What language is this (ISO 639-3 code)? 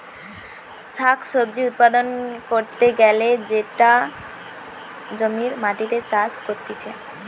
ben